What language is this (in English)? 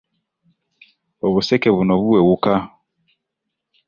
Ganda